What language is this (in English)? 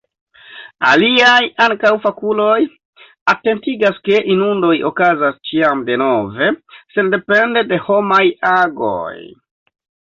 Esperanto